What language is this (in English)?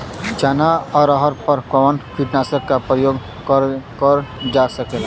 Bhojpuri